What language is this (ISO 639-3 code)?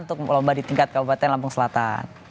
ind